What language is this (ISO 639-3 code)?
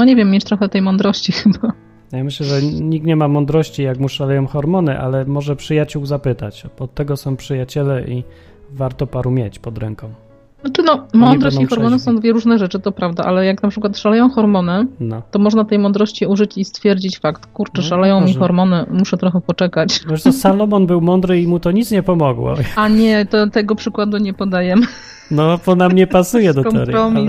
pol